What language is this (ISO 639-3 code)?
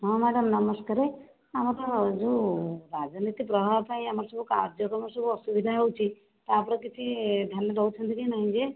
ori